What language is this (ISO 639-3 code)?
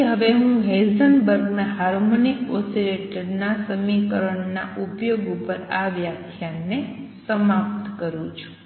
guj